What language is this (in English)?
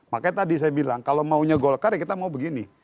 Indonesian